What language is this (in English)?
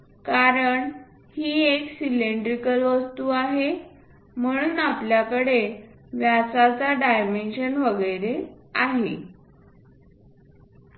Marathi